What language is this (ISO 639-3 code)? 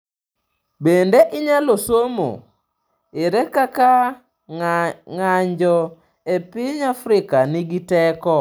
luo